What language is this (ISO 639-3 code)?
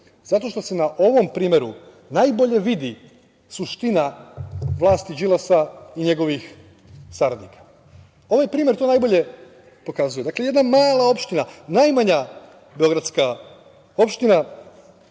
srp